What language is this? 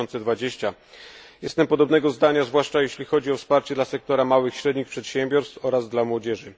Polish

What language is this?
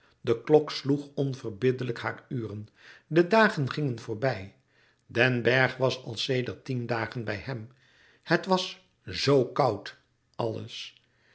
Dutch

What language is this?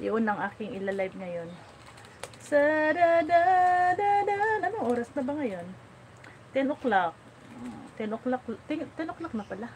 Filipino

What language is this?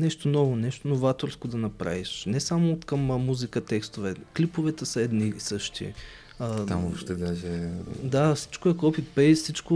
Bulgarian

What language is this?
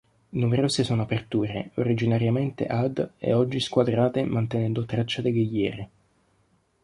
Italian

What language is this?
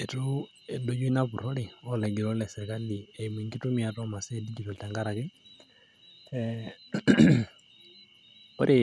Masai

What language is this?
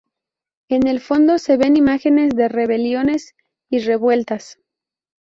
Spanish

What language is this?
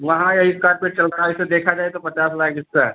Hindi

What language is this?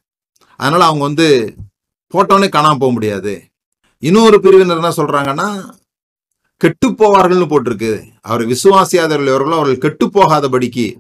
Tamil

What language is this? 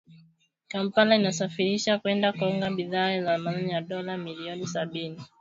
Swahili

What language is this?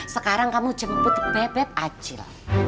Indonesian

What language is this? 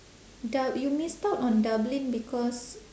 English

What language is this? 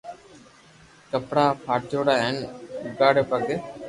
Loarki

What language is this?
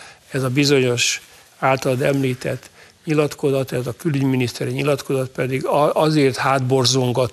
Hungarian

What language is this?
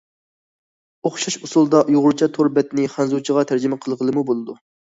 Uyghur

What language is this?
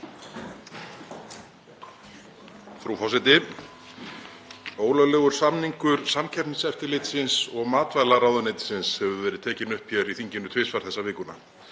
Icelandic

